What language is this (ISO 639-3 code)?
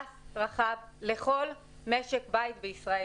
heb